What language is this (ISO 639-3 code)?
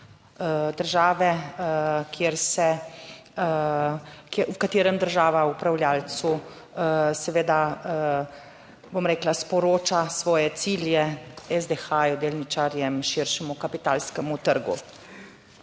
slv